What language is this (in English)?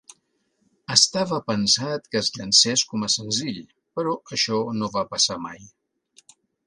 Catalan